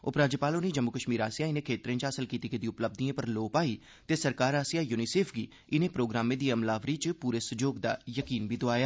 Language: Dogri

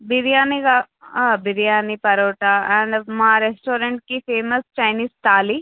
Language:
Telugu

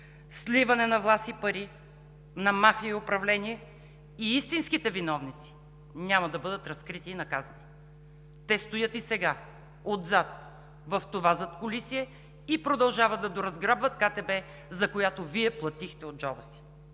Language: Bulgarian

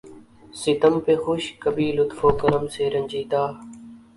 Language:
Urdu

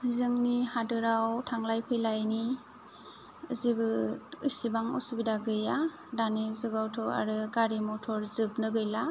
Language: Bodo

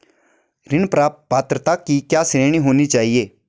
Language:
Hindi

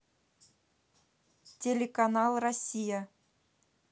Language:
Russian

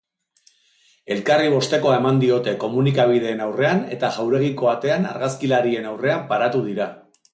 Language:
Basque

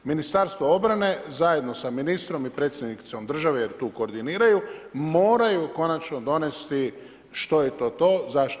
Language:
Croatian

